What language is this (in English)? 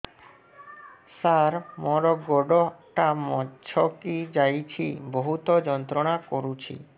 Odia